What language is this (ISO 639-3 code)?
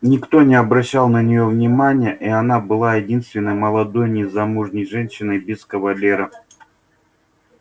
rus